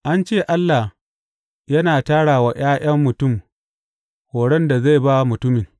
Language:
Hausa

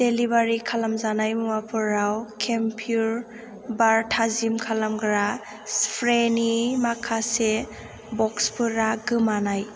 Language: Bodo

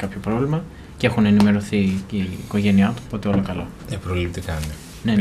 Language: Greek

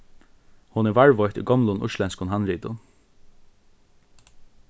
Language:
Faroese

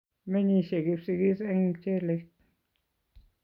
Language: Kalenjin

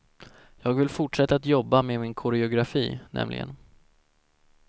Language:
Swedish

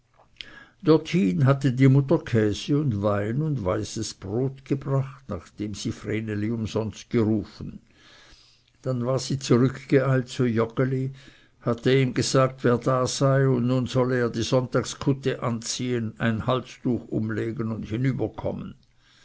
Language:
German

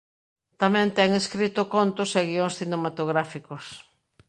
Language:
Galician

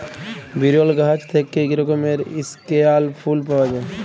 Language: Bangla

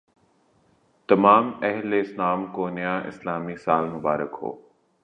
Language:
Urdu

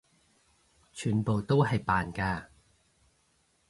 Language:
Cantonese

